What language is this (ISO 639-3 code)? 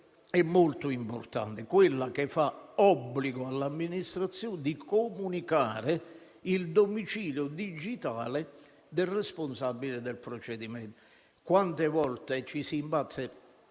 ita